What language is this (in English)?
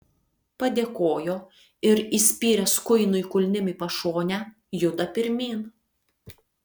Lithuanian